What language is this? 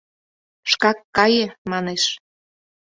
Mari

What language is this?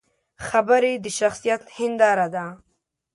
Pashto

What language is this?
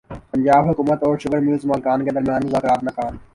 Urdu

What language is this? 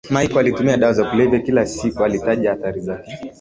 Swahili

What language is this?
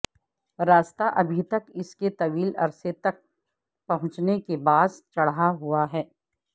Urdu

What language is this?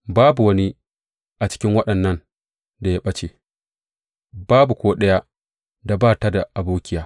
Hausa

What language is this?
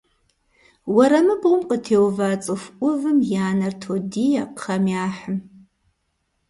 Kabardian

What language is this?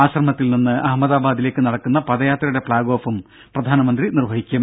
Malayalam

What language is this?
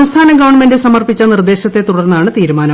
Malayalam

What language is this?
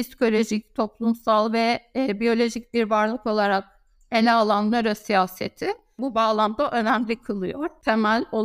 Turkish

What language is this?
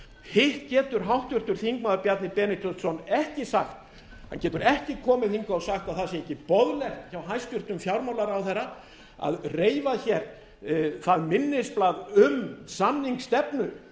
Icelandic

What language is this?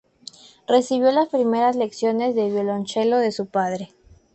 Spanish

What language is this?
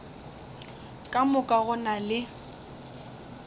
Northern Sotho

